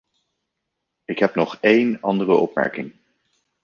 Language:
Dutch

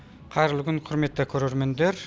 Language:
Kazakh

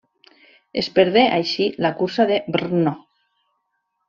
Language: Catalan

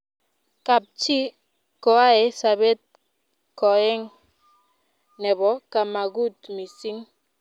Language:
Kalenjin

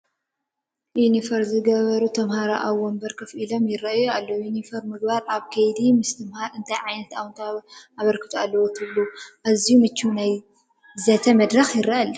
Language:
Tigrinya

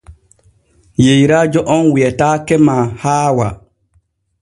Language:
Borgu Fulfulde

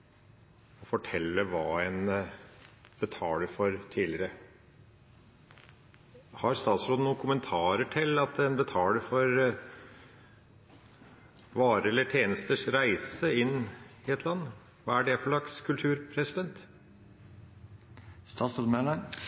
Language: Norwegian Bokmål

